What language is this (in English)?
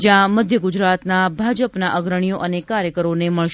Gujarati